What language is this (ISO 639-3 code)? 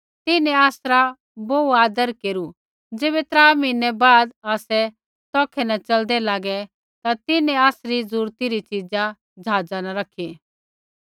kfx